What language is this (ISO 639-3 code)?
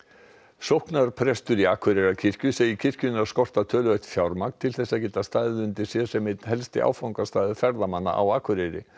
isl